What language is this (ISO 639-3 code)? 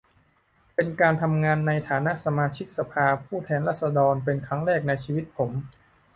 tha